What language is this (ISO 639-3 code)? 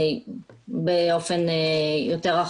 heb